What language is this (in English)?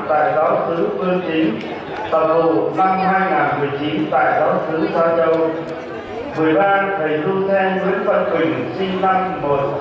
Vietnamese